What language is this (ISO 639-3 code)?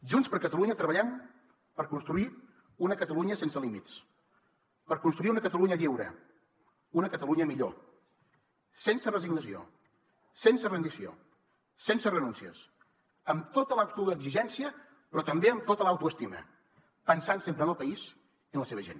cat